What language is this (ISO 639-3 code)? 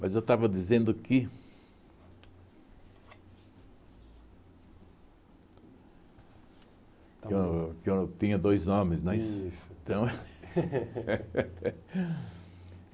por